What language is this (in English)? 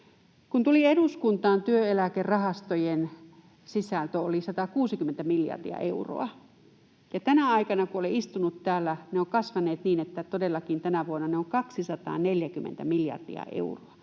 Finnish